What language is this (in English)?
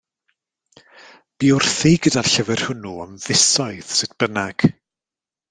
Welsh